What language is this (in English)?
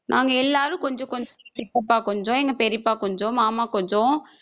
Tamil